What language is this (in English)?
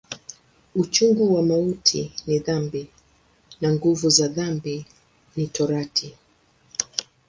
Swahili